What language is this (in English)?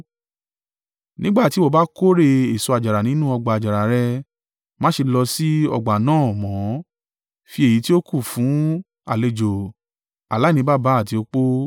Yoruba